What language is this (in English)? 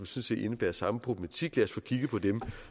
Danish